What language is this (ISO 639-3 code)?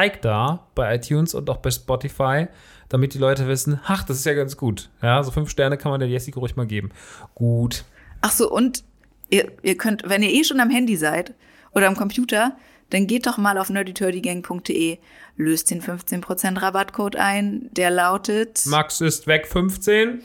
deu